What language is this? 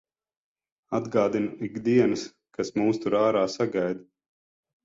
Latvian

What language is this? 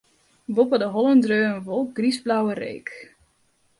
Western Frisian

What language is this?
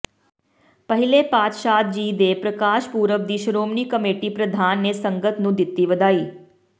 Punjabi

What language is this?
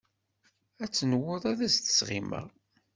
Kabyle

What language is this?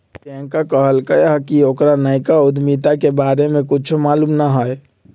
Magahi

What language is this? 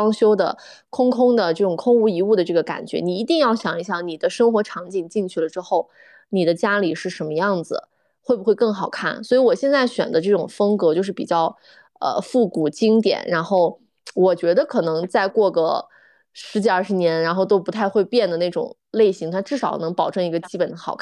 Chinese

